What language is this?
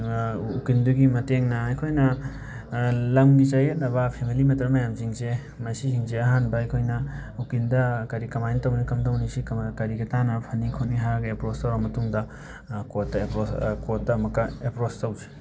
Manipuri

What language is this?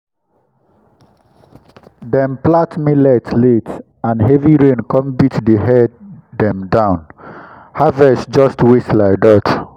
Nigerian Pidgin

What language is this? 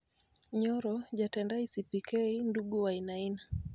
Luo (Kenya and Tanzania)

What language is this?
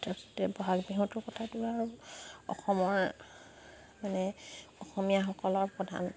Assamese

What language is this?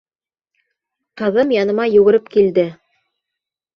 Bashkir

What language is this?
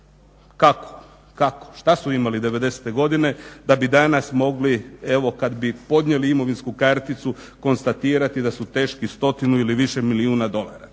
Croatian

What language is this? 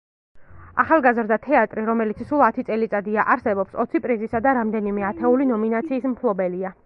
Georgian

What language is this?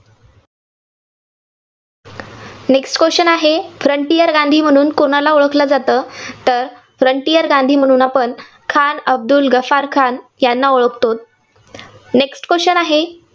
Marathi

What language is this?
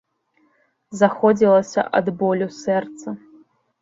Belarusian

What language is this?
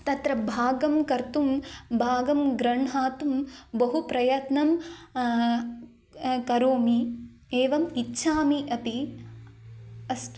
Sanskrit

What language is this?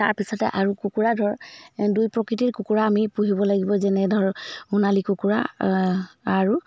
Assamese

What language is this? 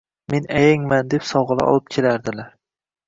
Uzbek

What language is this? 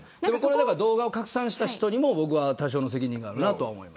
Japanese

